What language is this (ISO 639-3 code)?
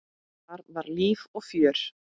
isl